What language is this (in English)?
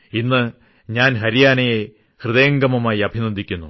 Malayalam